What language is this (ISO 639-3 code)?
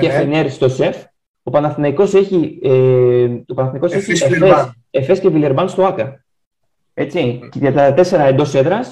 ell